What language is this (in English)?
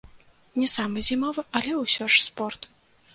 Belarusian